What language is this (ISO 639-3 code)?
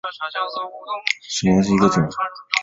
zho